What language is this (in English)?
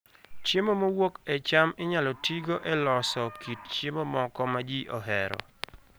Luo (Kenya and Tanzania)